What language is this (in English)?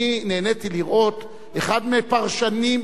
Hebrew